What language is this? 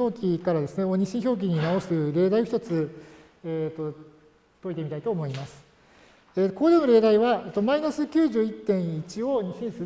Japanese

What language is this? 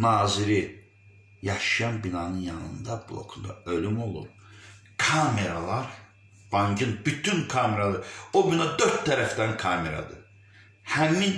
Turkish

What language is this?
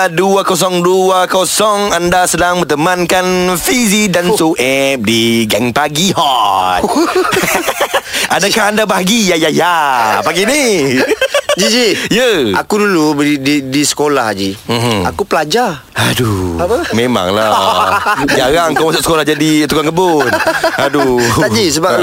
Malay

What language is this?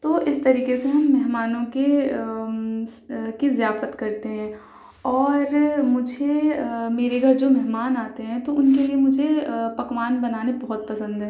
Urdu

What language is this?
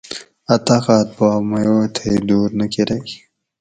Gawri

